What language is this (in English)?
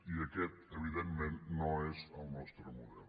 Catalan